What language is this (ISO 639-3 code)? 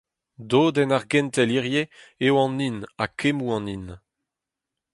bre